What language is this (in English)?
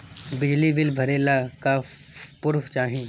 Bhojpuri